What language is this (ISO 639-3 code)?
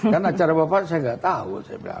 ind